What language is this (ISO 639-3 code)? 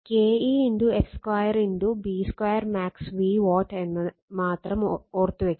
mal